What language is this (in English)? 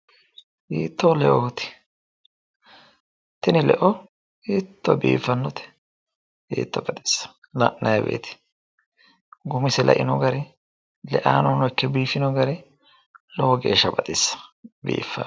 Sidamo